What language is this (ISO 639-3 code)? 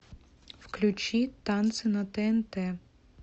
rus